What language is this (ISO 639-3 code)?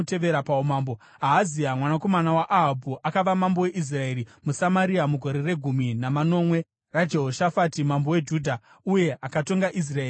sna